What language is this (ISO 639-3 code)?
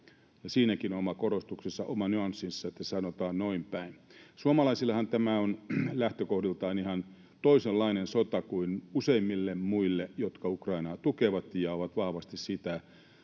fin